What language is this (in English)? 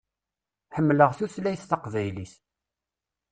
Kabyle